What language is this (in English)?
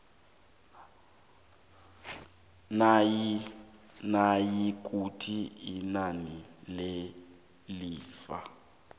South Ndebele